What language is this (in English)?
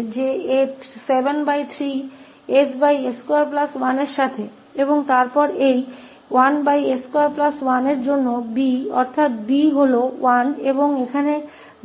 Hindi